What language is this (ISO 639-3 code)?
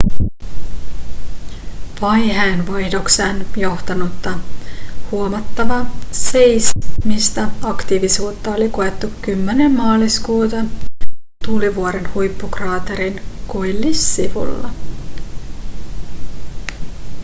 fin